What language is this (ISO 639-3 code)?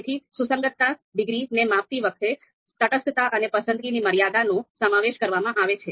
guj